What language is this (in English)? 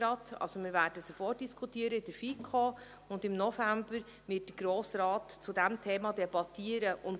Swiss German